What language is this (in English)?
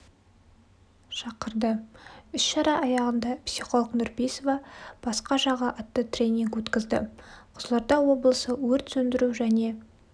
Kazakh